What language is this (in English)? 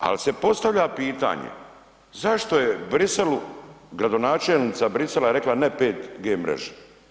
Croatian